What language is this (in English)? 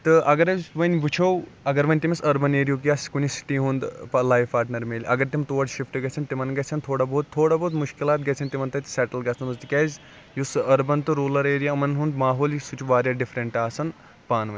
Kashmiri